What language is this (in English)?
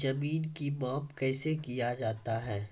Maithili